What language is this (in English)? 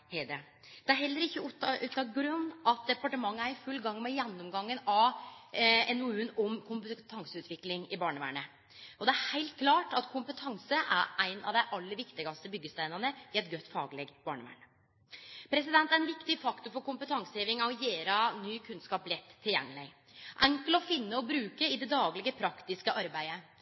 Norwegian Nynorsk